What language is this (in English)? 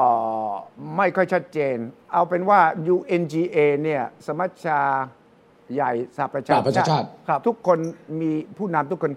Thai